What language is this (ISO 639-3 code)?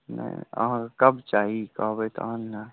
mai